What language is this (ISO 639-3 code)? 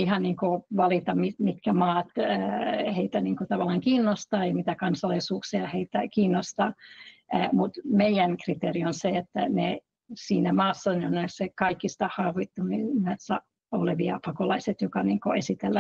fin